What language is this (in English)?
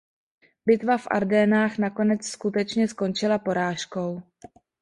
Czech